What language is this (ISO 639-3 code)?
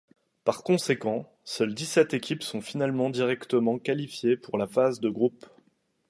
fra